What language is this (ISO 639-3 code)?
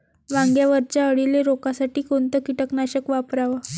mar